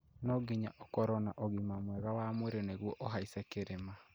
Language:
Kikuyu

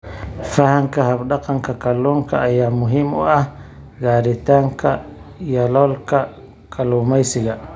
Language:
Somali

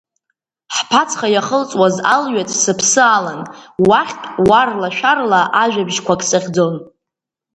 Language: Abkhazian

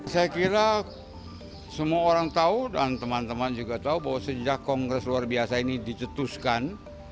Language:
Indonesian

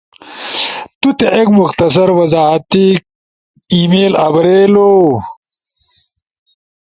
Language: Ushojo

